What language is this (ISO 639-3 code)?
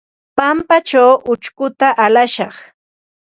qva